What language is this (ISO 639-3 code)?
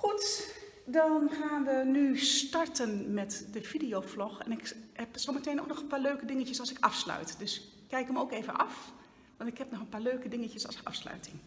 nld